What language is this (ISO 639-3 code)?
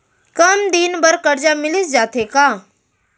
hne